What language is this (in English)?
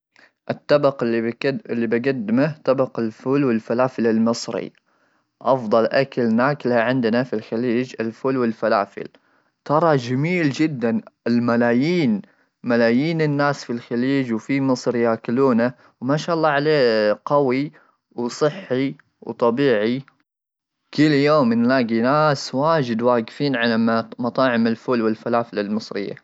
Gulf Arabic